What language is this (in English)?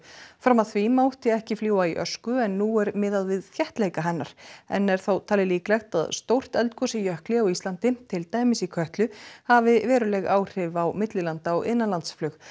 Icelandic